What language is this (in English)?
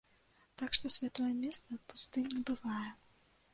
Belarusian